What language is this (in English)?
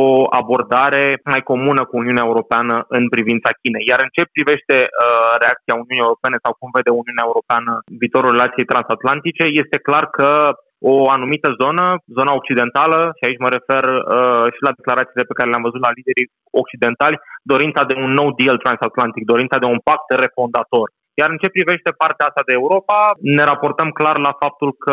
Romanian